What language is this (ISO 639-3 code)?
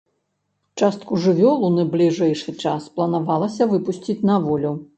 bel